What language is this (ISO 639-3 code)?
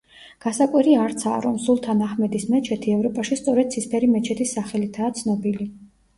kat